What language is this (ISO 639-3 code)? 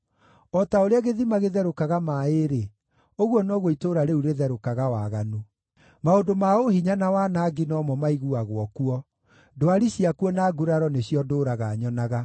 kik